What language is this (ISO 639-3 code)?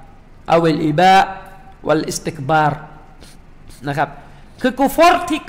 tha